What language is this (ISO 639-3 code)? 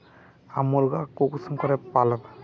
mag